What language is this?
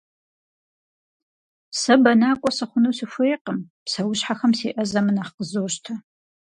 Kabardian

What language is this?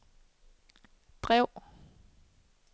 Danish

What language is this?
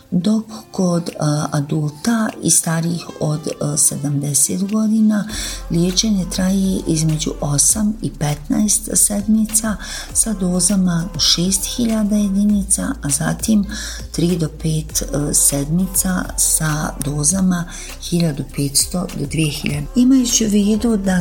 Croatian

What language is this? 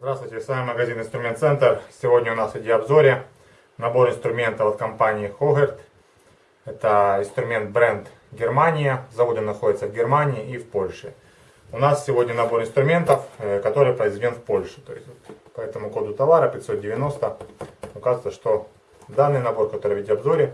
Russian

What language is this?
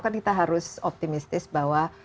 Indonesian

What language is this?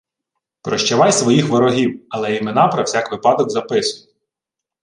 Ukrainian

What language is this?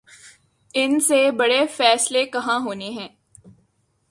Urdu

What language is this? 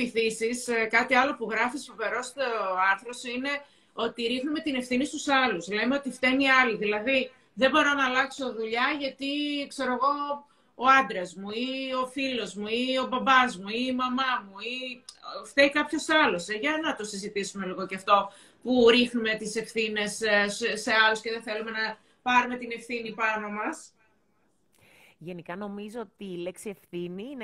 Greek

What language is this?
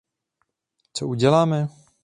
Czech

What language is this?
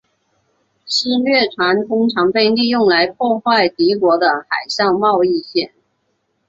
Chinese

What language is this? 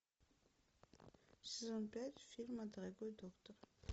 Russian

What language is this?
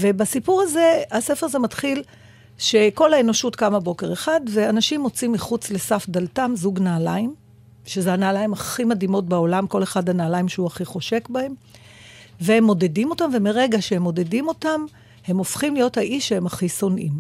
Hebrew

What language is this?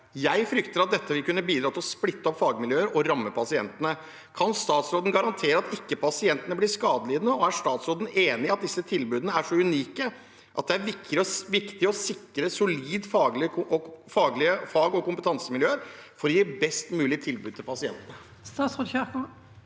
Norwegian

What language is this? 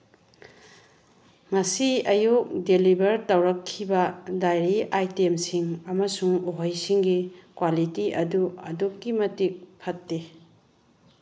Manipuri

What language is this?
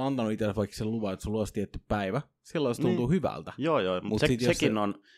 Finnish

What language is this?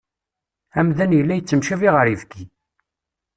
Kabyle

